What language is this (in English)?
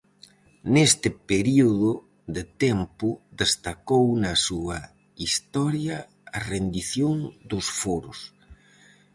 Galician